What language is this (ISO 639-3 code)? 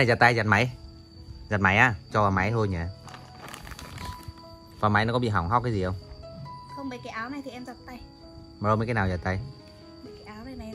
vie